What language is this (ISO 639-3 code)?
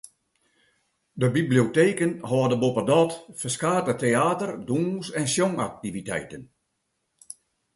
fry